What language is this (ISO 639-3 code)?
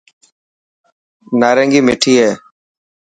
mki